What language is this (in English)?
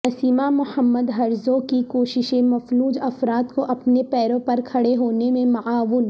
Urdu